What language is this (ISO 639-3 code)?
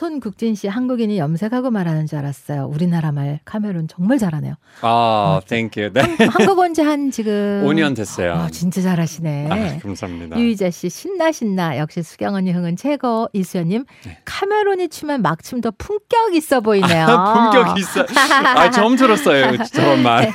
kor